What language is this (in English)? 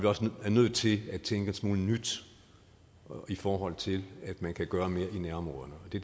Danish